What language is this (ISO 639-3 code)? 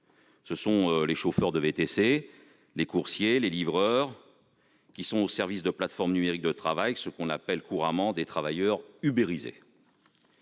fra